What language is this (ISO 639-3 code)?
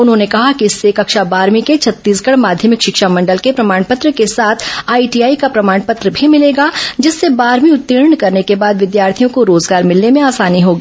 hin